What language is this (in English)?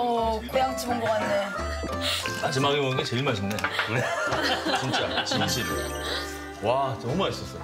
Korean